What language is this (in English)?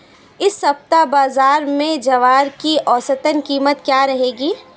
Hindi